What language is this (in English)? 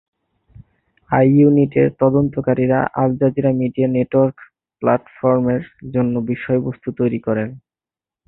Bangla